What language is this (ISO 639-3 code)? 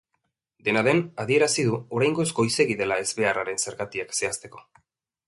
eus